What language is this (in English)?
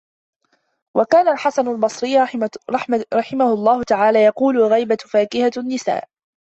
Arabic